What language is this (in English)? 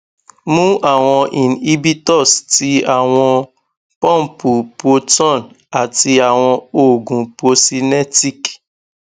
Yoruba